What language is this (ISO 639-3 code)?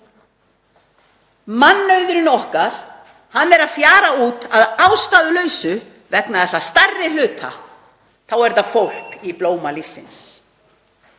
isl